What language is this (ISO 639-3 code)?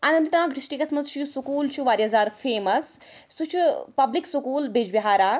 kas